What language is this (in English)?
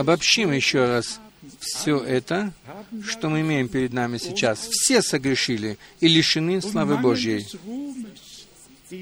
Russian